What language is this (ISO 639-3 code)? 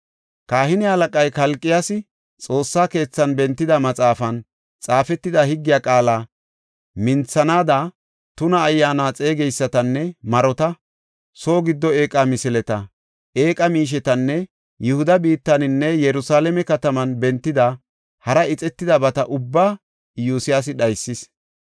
gof